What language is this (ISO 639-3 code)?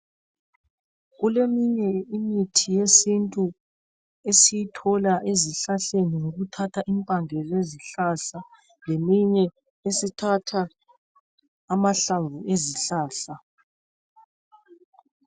nde